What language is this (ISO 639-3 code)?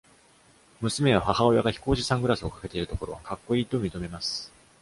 jpn